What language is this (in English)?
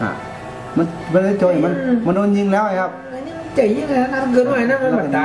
Thai